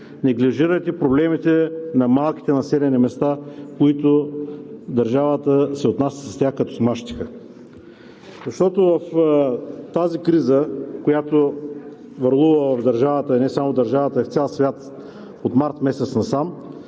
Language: Bulgarian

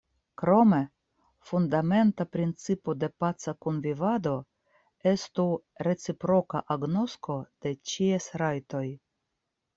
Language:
Esperanto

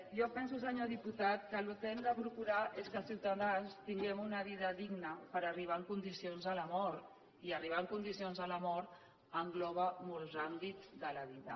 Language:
Catalan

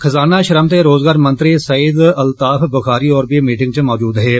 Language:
Dogri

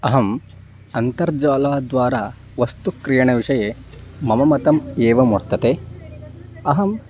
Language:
Sanskrit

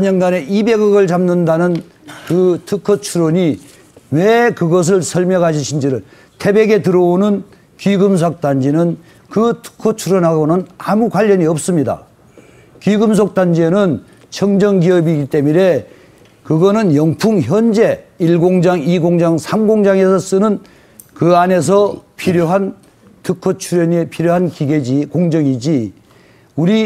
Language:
Korean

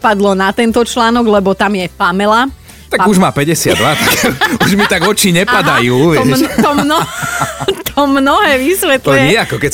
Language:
Slovak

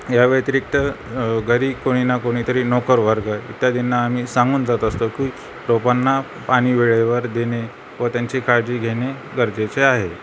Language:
Marathi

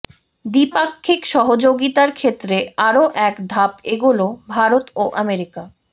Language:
Bangla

